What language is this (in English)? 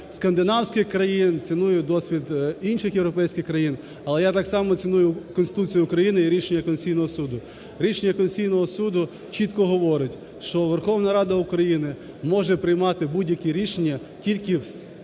Ukrainian